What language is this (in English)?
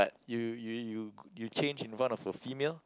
English